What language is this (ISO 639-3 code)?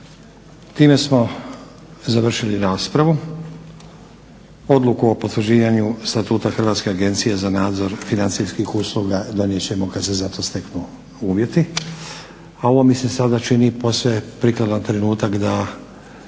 hrv